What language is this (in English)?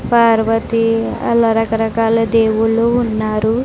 Telugu